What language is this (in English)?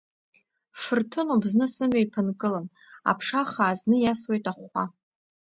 Abkhazian